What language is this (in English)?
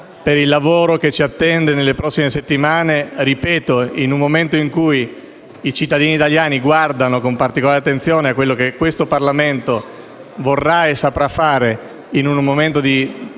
Italian